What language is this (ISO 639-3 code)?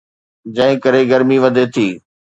snd